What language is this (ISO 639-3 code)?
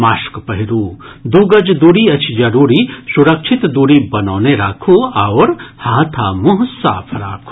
mai